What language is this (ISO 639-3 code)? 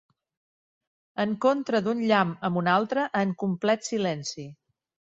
cat